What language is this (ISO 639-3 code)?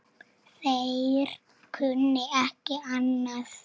isl